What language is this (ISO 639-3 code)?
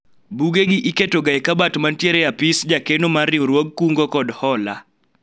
luo